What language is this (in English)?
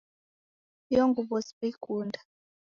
Taita